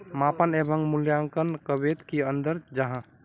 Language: Magahi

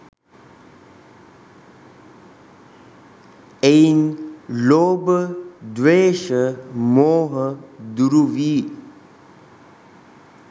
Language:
Sinhala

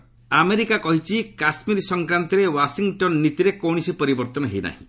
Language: Odia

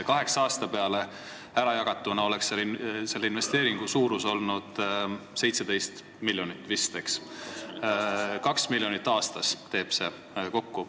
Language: Estonian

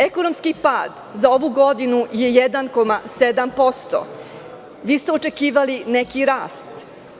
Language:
Serbian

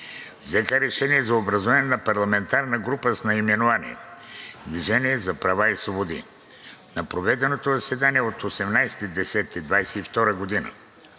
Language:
Bulgarian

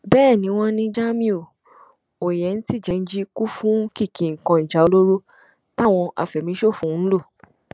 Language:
Yoruba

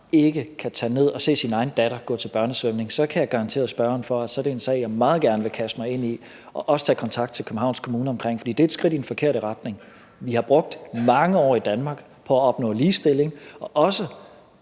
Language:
Danish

